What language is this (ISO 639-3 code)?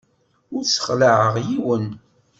kab